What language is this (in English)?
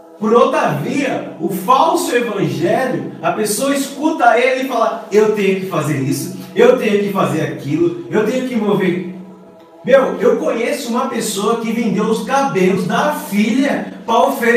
Portuguese